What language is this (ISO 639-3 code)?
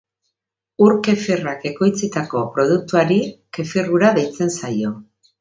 eus